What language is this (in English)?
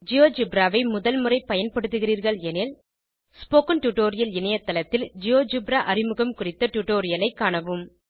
Tamil